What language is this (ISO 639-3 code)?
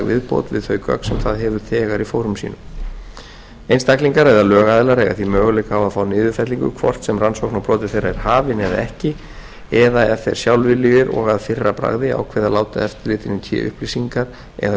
isl